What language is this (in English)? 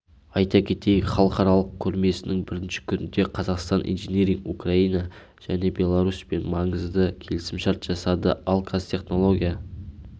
Kazakh